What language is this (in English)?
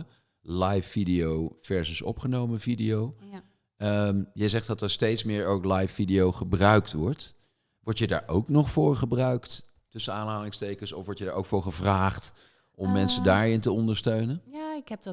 Dutch